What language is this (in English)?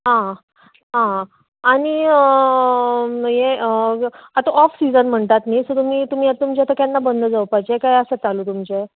Konkani